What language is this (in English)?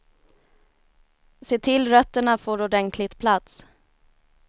Swedish